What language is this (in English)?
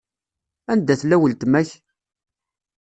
Kabyle